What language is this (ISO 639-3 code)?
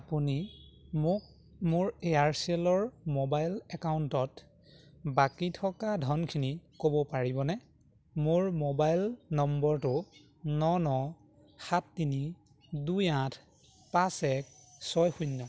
asm